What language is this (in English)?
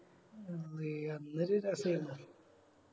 Malayalam